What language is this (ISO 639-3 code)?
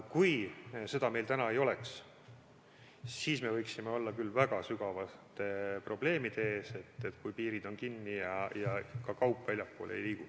est